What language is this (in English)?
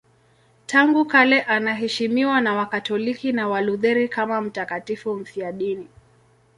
Swahili